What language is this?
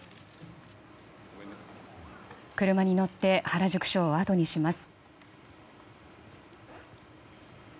Japanese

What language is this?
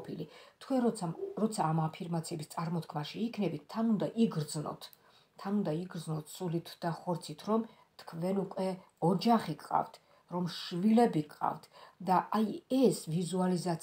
Romanian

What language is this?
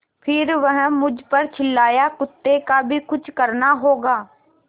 Hindi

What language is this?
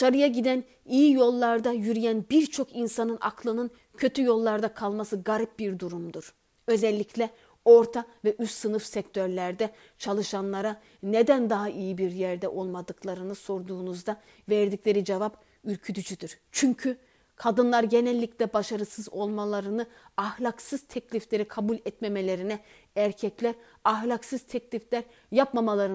Turkish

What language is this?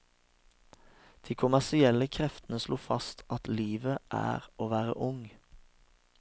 Norwegian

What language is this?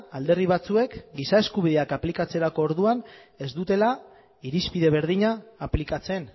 Basque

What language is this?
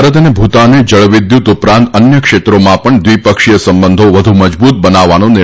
Gujarati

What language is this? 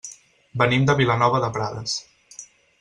Catalan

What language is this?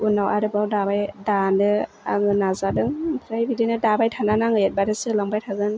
Bodo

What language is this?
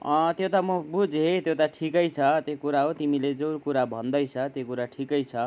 Nepali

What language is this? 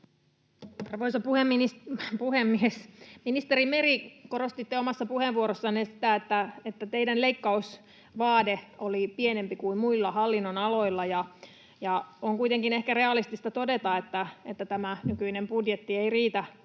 Finnish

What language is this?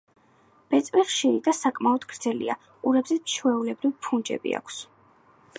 Georgian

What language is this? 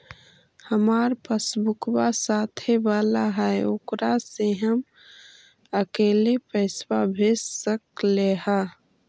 Magahi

